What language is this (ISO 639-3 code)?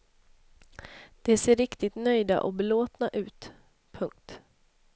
swe